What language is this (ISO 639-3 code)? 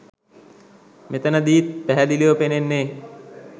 sin